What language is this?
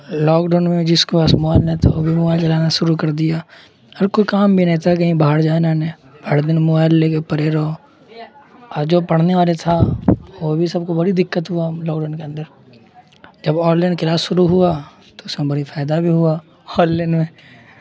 Urdu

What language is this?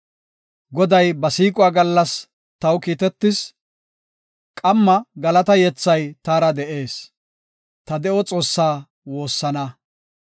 Gofa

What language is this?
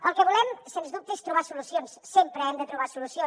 Catalan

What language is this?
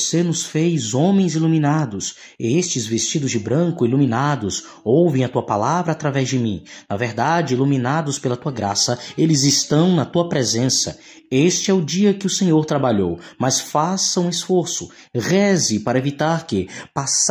Portuguese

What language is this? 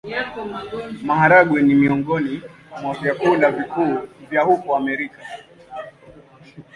Swahili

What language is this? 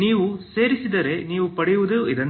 Kannada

